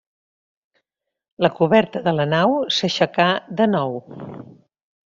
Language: Catalan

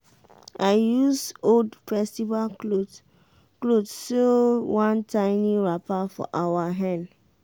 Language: Nigerian Pidgin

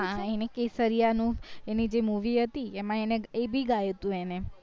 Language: Gujarati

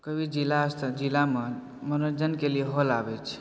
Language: Maithili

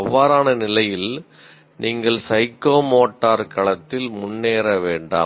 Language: Tamil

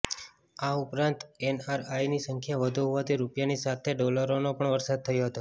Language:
Gujarati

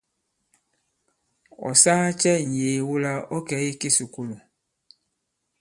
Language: Bankon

